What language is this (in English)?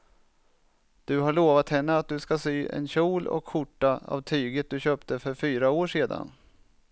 Swedish